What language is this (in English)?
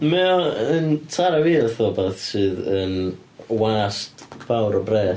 Welsh